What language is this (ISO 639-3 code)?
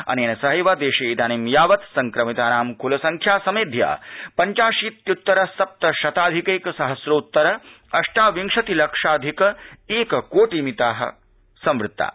san